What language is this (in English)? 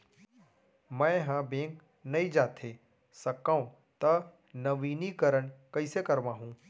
Chhattisgarhi